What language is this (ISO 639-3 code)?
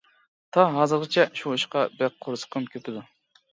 uig